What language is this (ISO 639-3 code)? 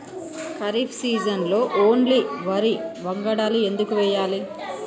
tel